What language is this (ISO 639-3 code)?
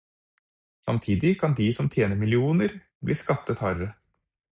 nob